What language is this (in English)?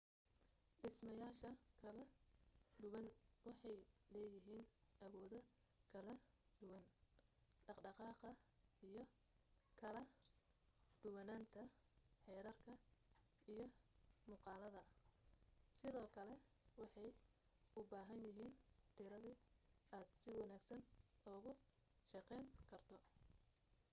Somali